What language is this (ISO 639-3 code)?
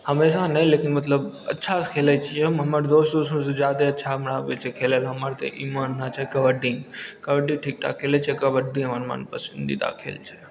mai